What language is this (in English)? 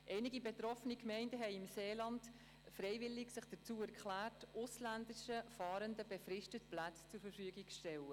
Swiss German